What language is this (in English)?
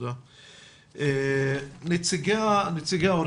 Hebrew